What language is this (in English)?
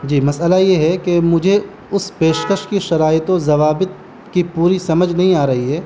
Urdu